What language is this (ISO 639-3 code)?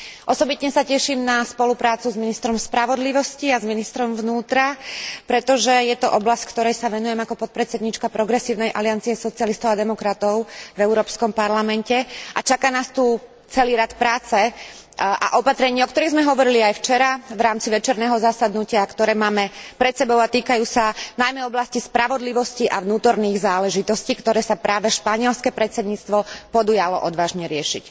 slk